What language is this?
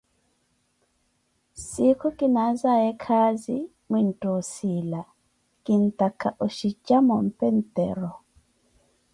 Koti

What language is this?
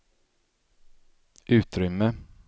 Swedish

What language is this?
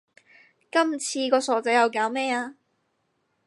Cantonese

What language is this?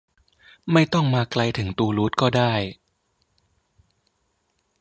Thai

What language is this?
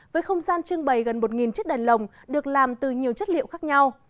Vietnamese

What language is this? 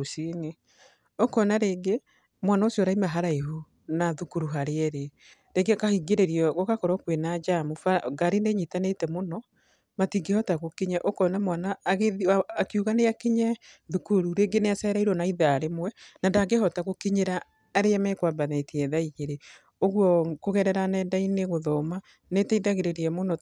Kikuyu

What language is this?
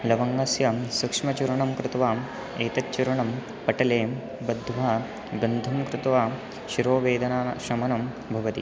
Sanskrit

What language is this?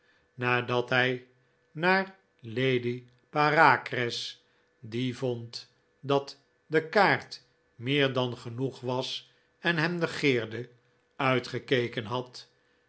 Dutch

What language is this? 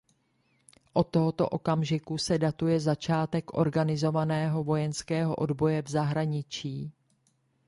Czech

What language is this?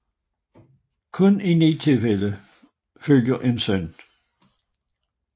Danish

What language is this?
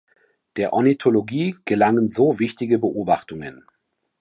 German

